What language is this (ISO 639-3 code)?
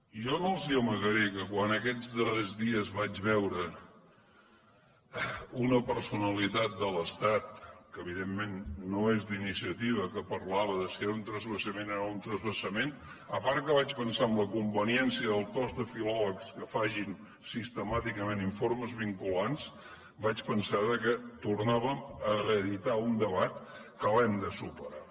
cat